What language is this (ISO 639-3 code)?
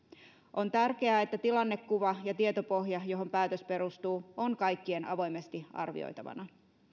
fin